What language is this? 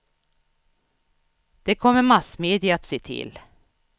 Swedish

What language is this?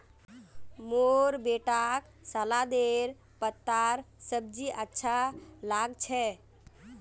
Magahi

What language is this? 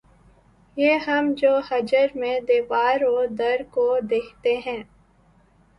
Urdu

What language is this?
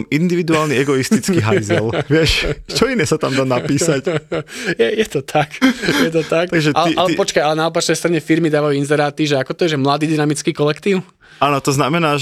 Slovak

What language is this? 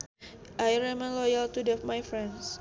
Sundanese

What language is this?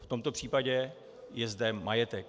Czech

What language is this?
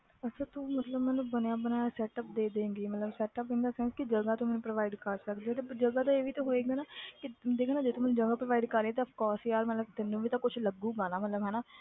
Punjabi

